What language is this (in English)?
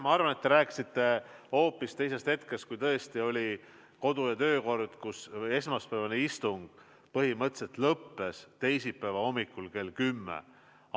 Estonian